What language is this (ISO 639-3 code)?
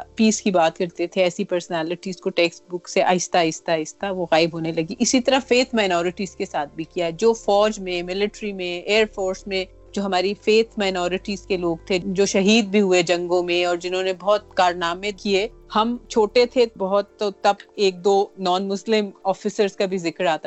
urd